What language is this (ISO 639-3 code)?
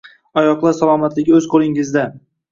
uzb